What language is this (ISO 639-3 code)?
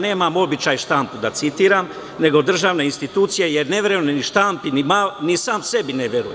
srp